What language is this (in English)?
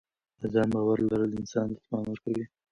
Pashto